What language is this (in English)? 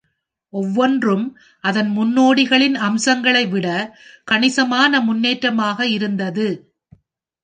Tamil